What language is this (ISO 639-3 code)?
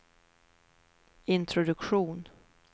swe